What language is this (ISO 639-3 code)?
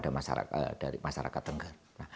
ind